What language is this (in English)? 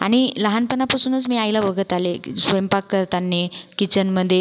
Marathi